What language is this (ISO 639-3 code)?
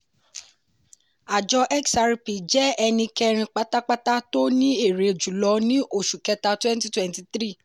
yor